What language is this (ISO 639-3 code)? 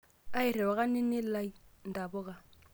mas